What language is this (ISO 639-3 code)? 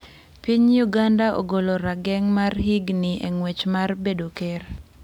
luo